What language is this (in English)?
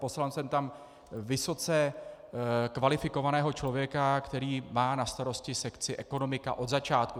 Czech